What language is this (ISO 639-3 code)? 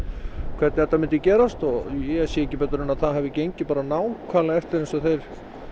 isl